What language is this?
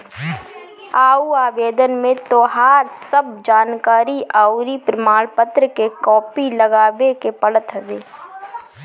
Bhojpuri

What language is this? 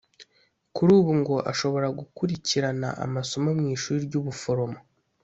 Kinyarwanda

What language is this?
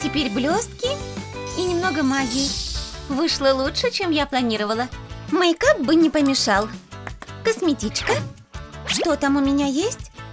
Russian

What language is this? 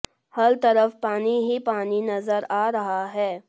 Hindi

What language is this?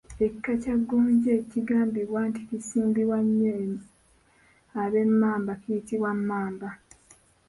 Ganda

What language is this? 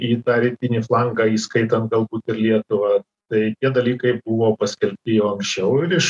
Lithuanian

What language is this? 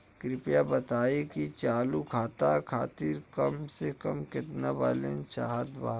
Bhojpuri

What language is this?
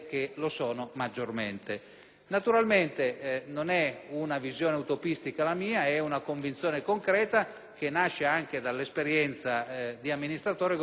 Italian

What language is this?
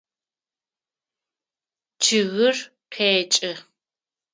Adyghe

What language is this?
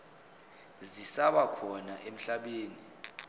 Zulu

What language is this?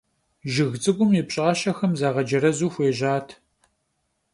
Kabardian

